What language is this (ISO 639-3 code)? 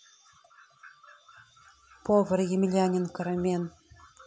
rus